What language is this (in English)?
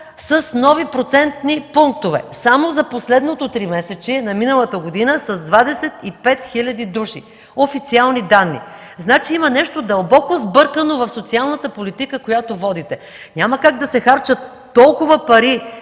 Bulgarian